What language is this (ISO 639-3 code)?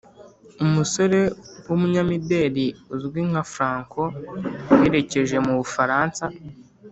kin